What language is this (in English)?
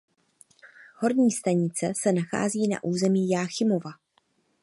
Czech